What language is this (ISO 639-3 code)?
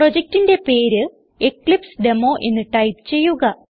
mal